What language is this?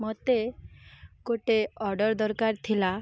Odia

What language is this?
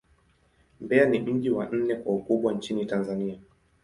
Swahili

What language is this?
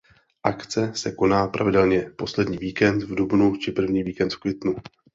Czech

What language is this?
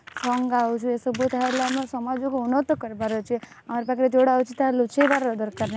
Odia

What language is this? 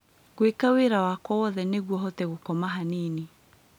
Kikuyu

